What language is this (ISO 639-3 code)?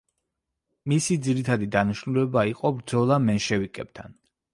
kat